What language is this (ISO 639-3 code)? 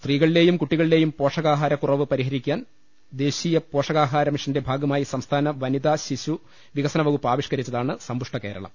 mal